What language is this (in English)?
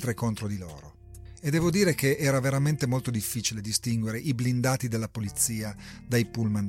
Italian